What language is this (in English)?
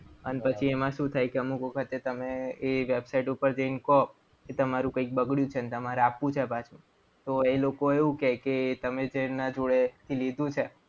Gujarati